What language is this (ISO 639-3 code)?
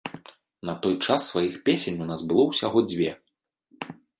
bel